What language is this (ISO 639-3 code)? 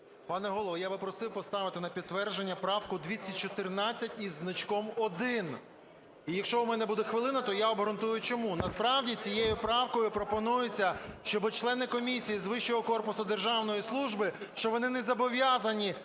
ukr